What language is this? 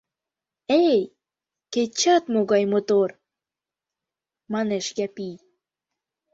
Mari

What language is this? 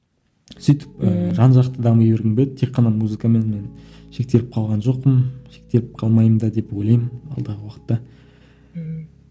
Kazakh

